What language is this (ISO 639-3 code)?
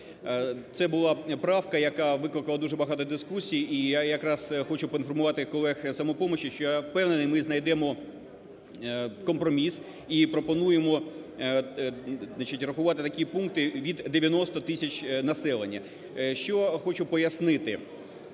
ukr